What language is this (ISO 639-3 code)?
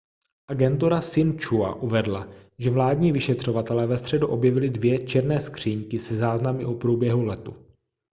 ces